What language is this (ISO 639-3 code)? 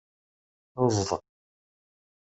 kab